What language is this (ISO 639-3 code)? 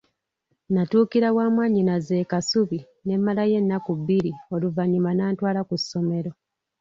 lug